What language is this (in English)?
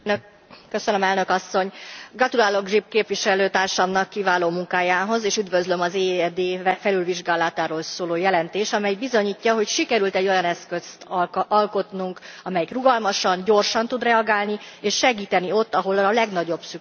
Hungarian